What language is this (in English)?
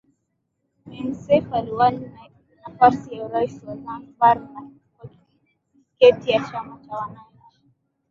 Swahili